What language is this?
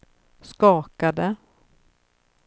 Swedish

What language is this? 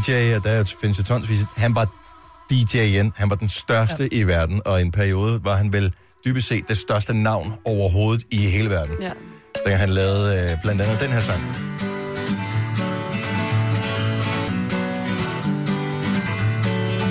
Danish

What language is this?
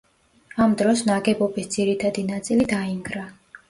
Georgian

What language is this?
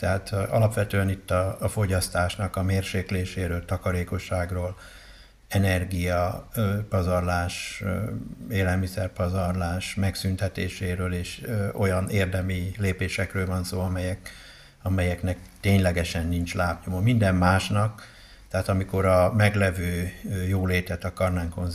Hungarian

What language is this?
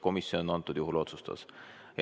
Estonian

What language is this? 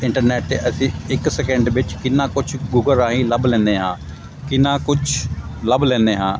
Punjabi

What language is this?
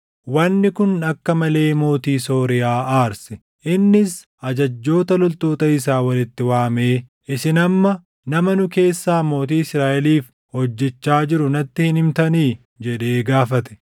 Oromo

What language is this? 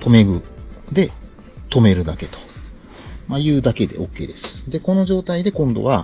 Japanese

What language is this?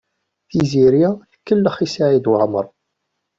Kabyle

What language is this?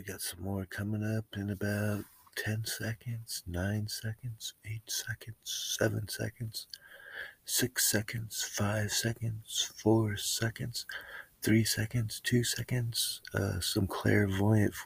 English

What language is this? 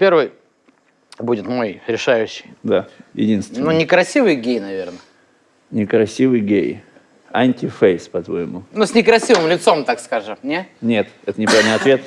Russian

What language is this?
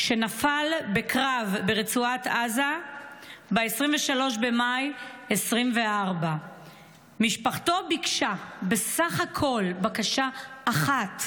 Hebrew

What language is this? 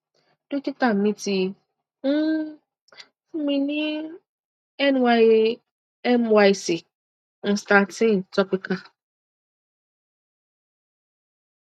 Yoruba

